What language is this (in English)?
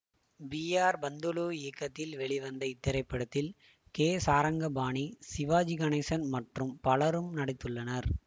Tamil